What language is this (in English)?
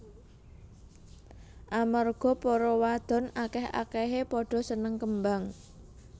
Javanese